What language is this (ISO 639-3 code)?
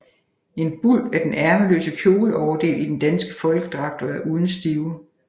dan